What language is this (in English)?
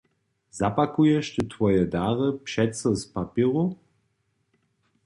Upper Sorbian